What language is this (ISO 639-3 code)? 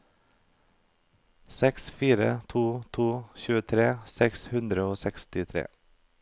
nor